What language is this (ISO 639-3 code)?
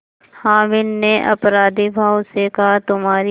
hin